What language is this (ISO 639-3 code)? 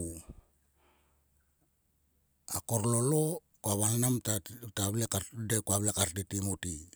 sua